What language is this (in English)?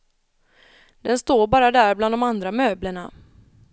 Swedish